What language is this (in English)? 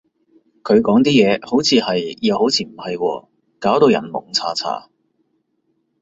Cantonese